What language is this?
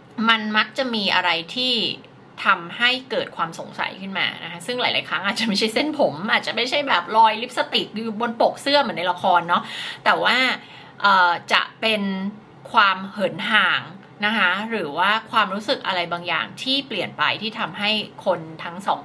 Thai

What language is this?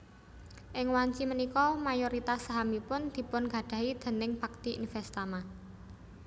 Javanese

